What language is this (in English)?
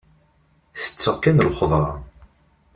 Kabyle